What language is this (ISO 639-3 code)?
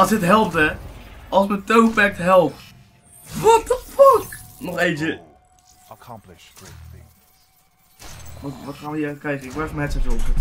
nld